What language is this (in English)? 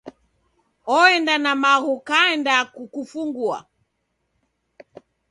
Taita